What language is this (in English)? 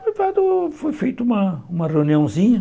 Portuguese